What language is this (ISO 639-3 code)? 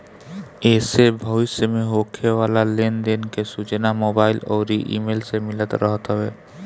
bho